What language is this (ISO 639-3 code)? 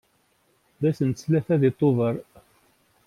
kab